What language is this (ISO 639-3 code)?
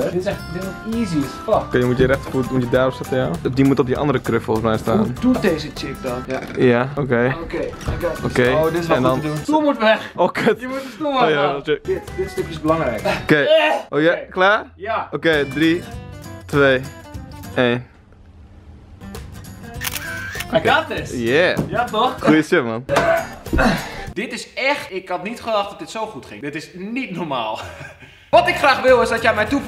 nld